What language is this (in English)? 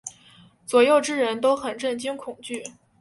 Chinese